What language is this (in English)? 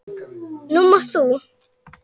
Icelandic